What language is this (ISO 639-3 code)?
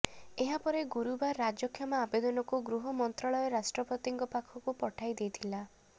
ori